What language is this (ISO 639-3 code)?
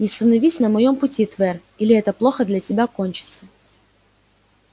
rus